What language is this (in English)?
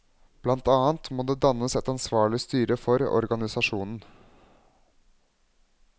Norwegian